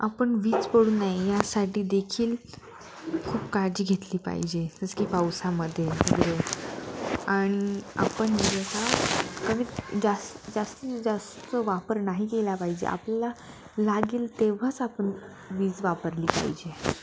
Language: Marathi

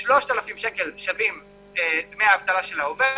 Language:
Hebrew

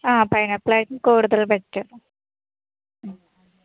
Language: Malayalam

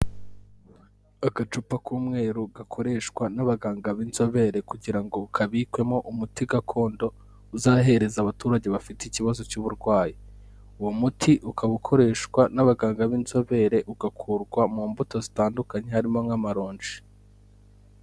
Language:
Kinyarwanda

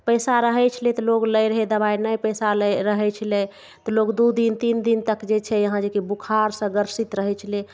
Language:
Maithili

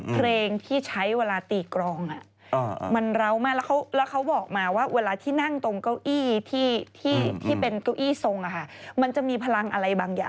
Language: Thai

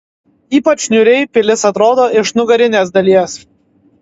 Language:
Lithuanian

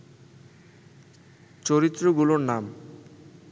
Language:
Bangla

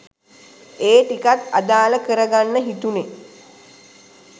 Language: Sinhala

